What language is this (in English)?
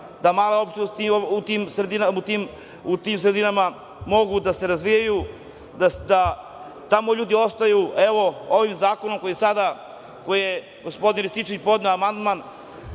Serbian